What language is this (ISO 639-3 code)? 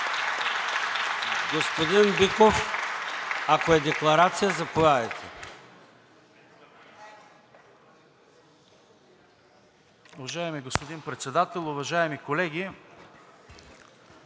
bul